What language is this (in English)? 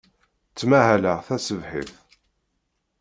Kabyle